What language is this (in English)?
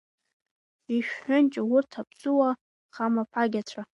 Abkhazian